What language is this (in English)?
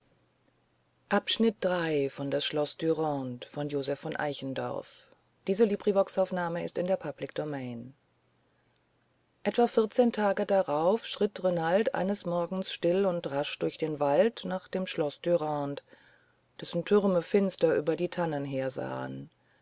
German